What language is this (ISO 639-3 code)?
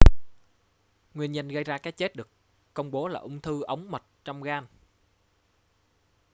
vie